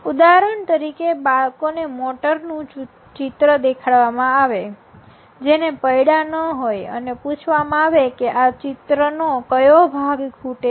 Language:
Gujarati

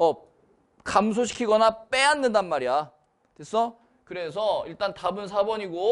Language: Korean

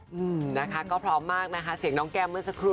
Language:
Thai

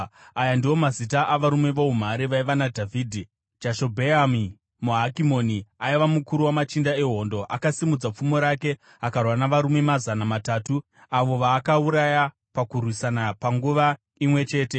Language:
Shona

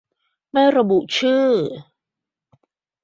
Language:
Thai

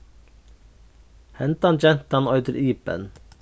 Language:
Faroese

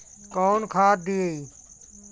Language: Bhojpuri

